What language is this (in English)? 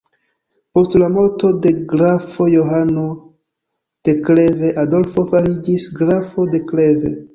Esperanto